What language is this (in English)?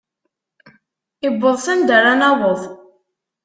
Kabyle